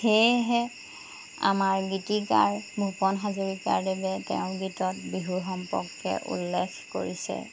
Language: Assamese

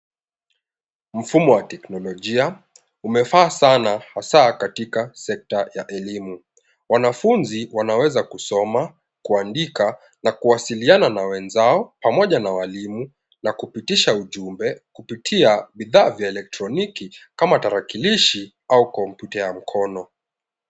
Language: Swahili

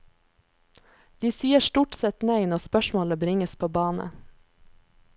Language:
Norwegian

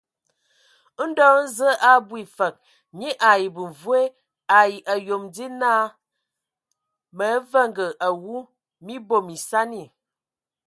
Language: Ewondo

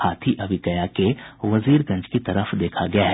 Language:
Hindi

